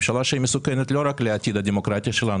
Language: Hebrew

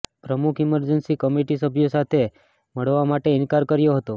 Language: Gujarati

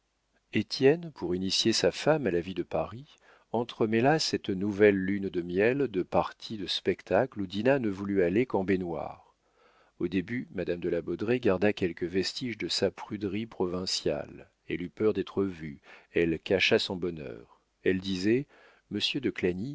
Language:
French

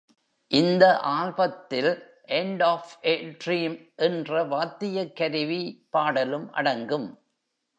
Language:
Tamil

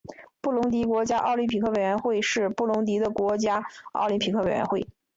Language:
Chinese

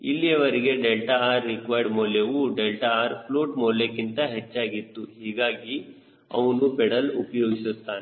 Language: Kannada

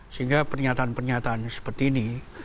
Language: Indonesian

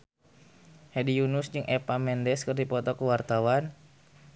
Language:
Sundanese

